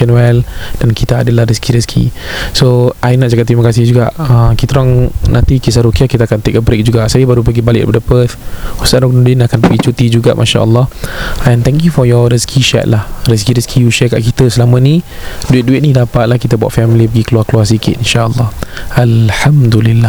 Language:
Malay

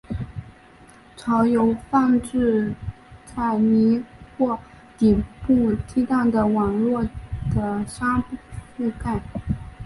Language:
Chinese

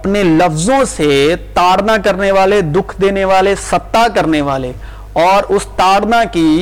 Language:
Urdu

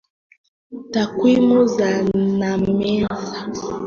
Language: Swahili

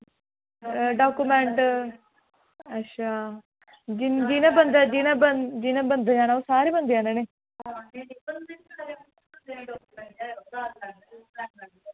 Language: Dogri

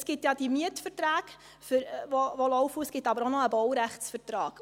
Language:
Swiss German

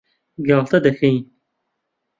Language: Central Kurdish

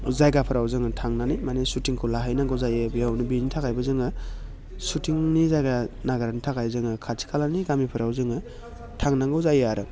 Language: Bodo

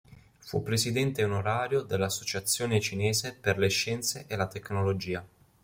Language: Italian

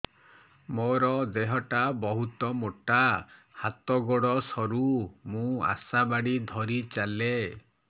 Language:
Odia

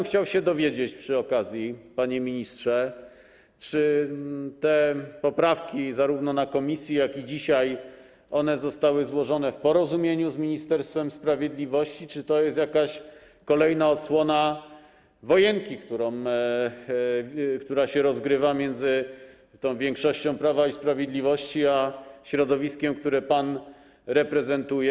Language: Polish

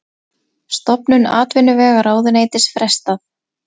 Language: Icelandic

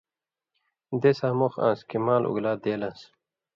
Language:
Indus Kohistani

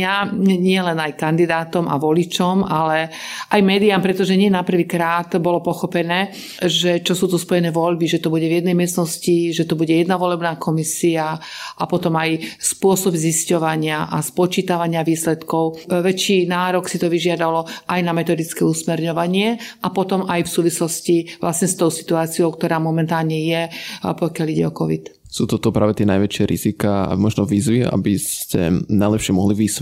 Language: Slovak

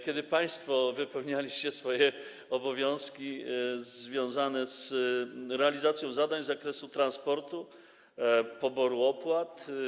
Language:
Polish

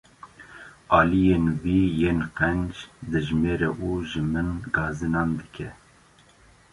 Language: Kurdish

